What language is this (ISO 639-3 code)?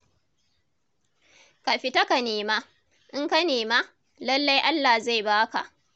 hau